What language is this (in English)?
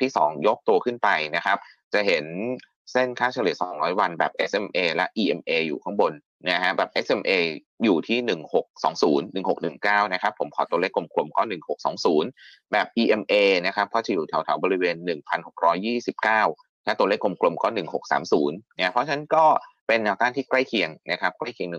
Thai